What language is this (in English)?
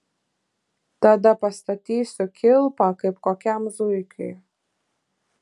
Lithuanian